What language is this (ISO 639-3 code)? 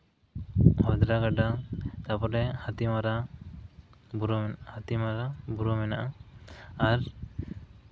sat